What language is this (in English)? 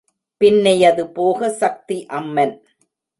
Tamil